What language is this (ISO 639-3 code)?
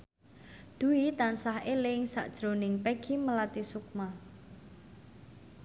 jav